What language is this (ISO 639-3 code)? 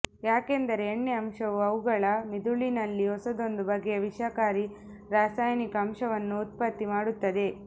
kan